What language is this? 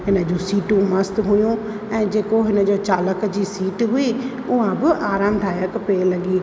Sindhi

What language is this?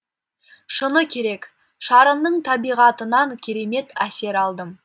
Kazakh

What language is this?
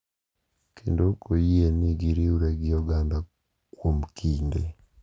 Luo (Kenya and Tanzania)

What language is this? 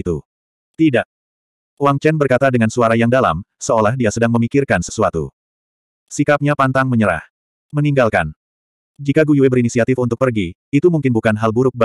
Indonesian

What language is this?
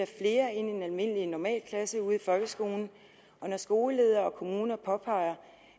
Danish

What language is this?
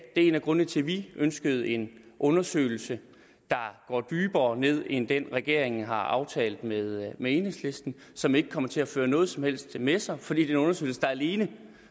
Danish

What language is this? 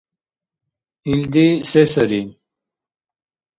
Dargwa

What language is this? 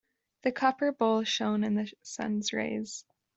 English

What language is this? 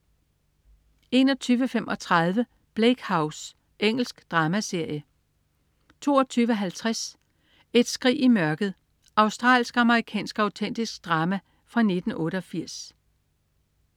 Danish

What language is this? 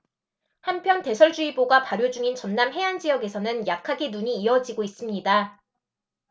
Korean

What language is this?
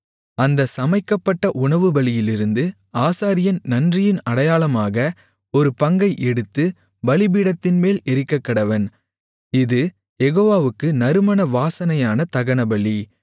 Tamil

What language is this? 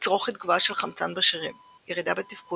Hebrew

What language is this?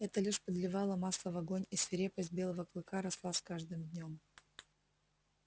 Russian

